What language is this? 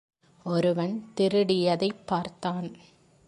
Tamil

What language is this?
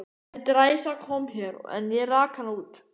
Icelandic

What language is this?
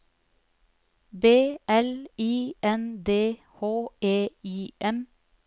Norwegian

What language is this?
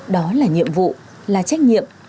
Vietnamese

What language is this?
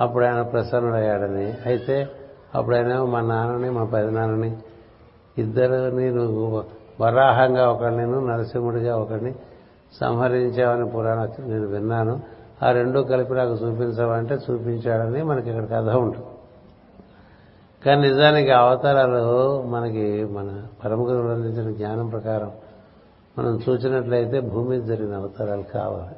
Telugu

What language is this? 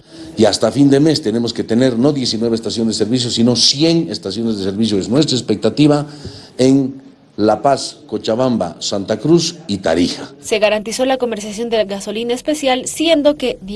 Spanish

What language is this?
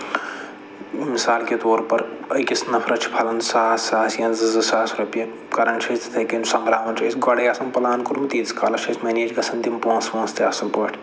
Kashmiri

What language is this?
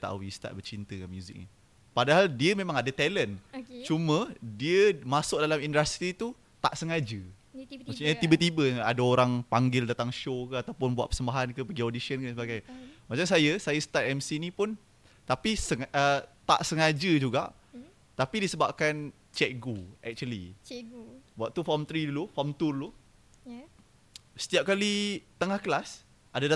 Malay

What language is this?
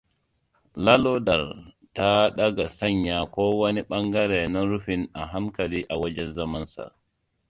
Hausa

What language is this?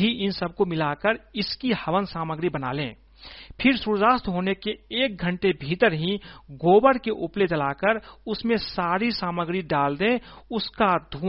Hindi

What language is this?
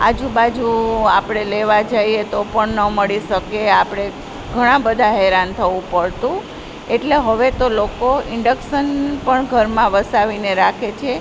Gujarati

